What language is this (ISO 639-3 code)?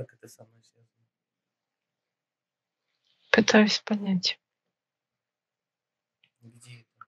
rus